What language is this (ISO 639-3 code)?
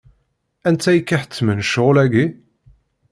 kab